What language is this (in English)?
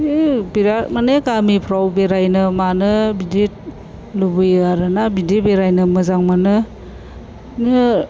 Bodo